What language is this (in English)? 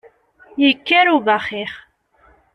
Kabyle